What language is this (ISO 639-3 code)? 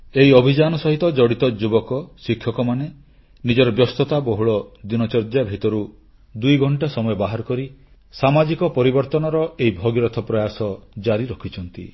ori